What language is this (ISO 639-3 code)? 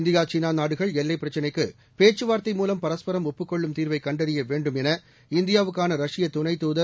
tam